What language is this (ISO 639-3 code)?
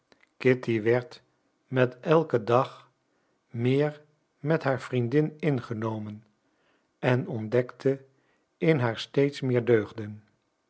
nld